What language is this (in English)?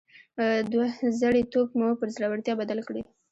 Pashto